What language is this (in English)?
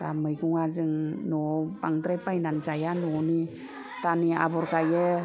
Bodo